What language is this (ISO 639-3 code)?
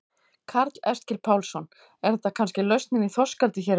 isl